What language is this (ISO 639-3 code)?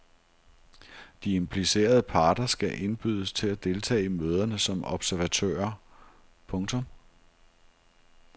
dan